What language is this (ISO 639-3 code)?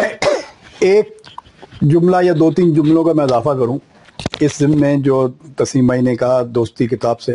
urd